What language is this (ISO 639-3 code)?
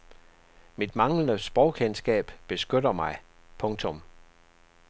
dan